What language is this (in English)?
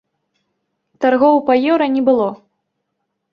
Belarusian